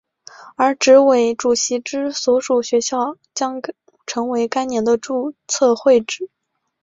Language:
Chinese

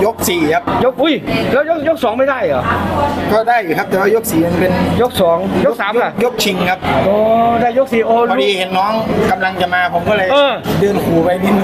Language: Thai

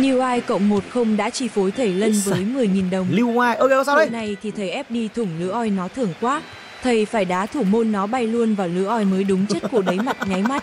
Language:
Vietnamese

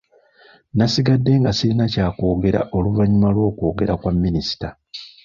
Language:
Ganda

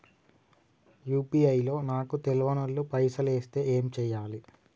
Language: Telugu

